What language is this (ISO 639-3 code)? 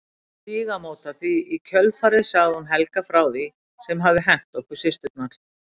isl